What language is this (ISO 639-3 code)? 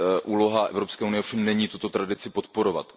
ces